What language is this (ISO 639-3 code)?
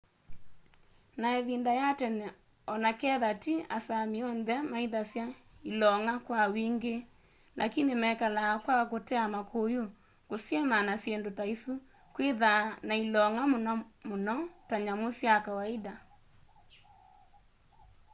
kam